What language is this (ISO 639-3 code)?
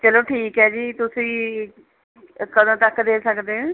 pan